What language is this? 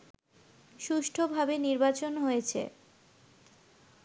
Bangla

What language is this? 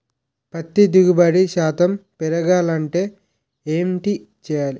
Telugu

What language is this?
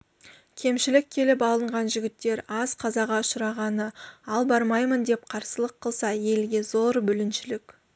Kazakh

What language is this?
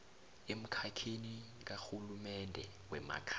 South Ndebele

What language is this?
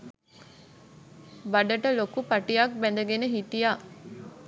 Sinhala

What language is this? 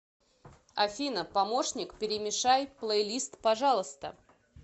Russian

